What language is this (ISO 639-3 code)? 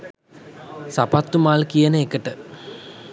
sin